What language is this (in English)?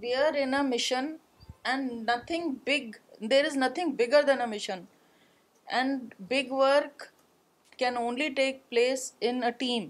Urdu